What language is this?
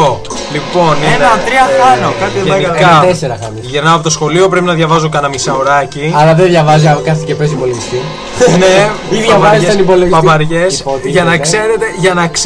Greek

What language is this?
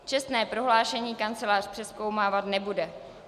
Czech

